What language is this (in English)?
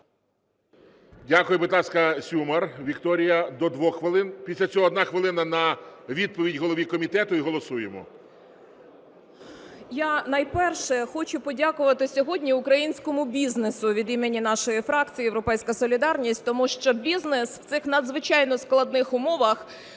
Ukrainian